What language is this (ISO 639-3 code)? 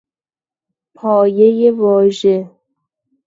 fas